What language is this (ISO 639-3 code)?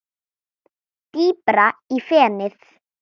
isl